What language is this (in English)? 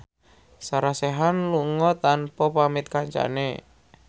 Javanese